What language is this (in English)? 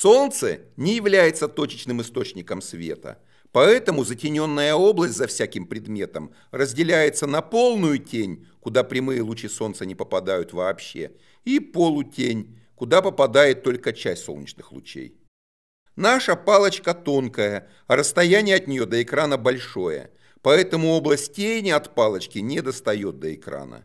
Russian